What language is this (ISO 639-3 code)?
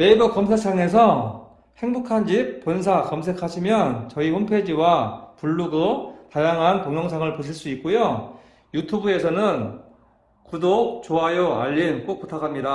kor